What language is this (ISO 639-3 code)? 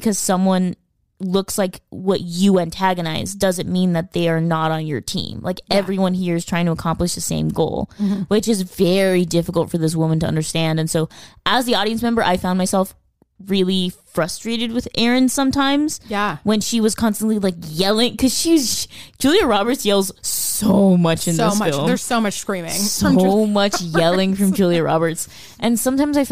eng